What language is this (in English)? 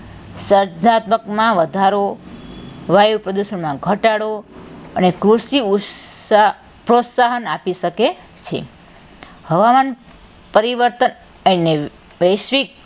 Gujarati